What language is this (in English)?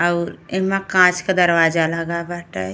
Bhojpuri